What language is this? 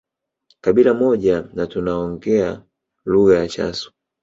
Swahili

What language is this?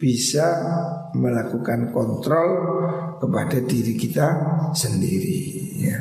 Indonesian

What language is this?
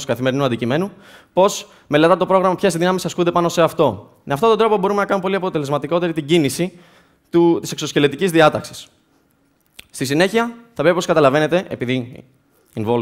Greek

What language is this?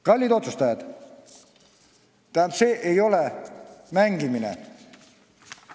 Estonian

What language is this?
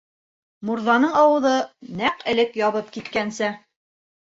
Bashkir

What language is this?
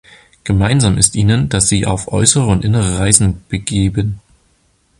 German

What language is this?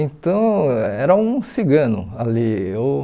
Portuguese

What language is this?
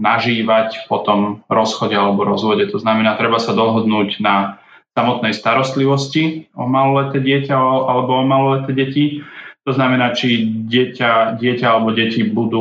Slovak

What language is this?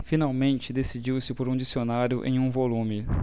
Portuguese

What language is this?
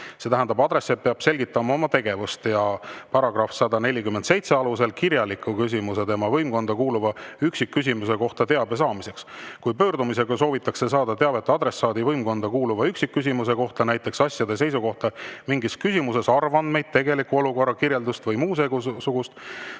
Estonian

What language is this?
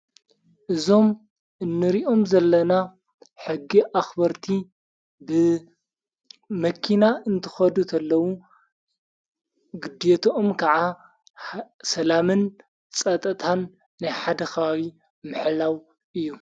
Tigrinya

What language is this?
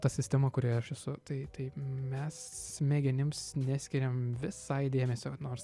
Lithuanian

